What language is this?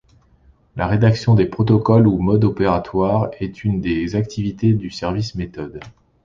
French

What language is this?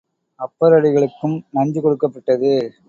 Tamil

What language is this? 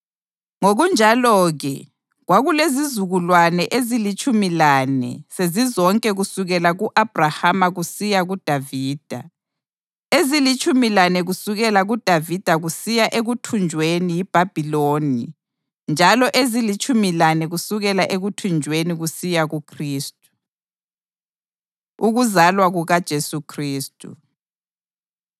North Ndebele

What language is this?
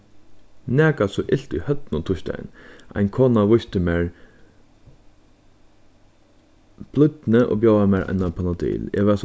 Faroese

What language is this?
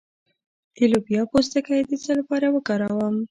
Pashto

